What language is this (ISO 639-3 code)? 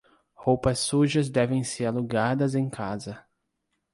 por